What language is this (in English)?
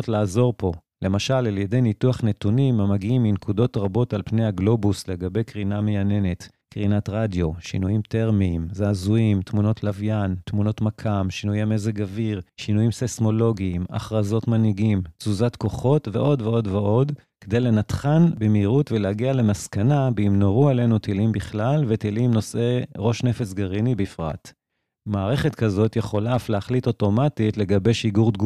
Hebrew